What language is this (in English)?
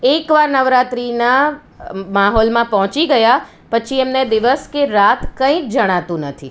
Gujarati